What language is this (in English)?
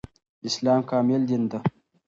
Pashto